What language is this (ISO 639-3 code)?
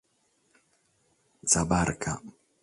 srd